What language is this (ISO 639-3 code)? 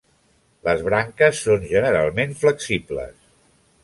cat